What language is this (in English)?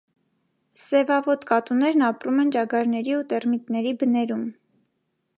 Armenian